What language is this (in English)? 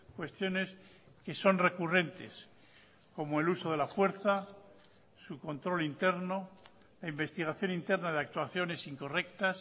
Spanish